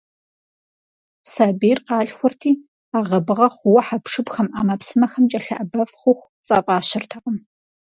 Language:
Kabardian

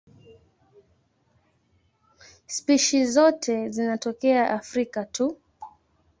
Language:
Swahili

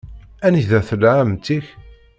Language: Kabyle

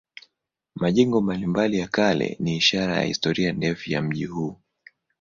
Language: Swahili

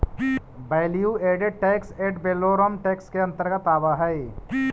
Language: Magahi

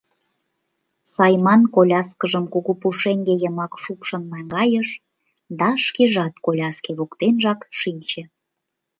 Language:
Mari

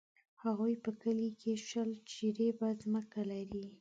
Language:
Pashto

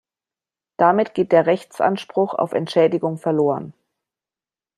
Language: German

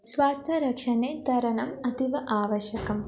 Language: Sanskrit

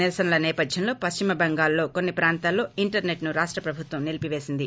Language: Telugu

